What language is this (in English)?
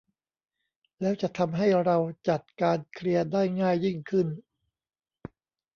Thai